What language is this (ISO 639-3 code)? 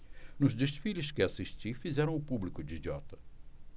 por